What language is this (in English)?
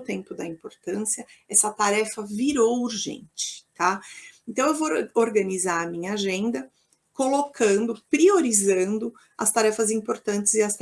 Portuguese